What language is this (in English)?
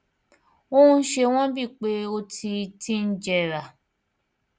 Yoruba